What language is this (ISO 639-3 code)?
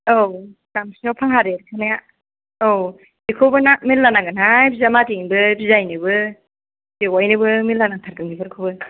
brx